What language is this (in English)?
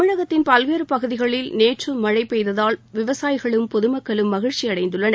Tamil